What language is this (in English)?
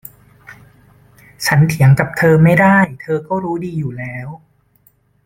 Thai